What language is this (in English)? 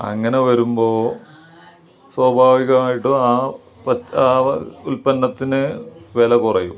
Malayalam